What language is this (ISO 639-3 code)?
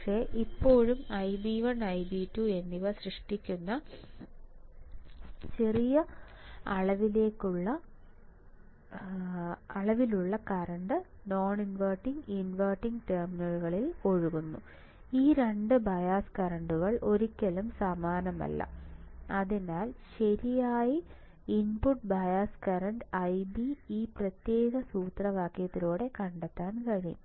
mal